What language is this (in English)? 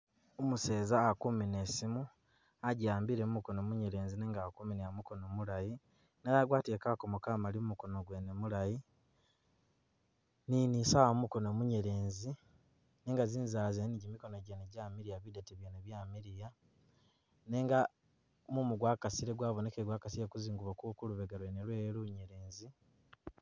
Masaaba